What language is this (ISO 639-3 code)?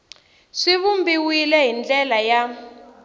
tso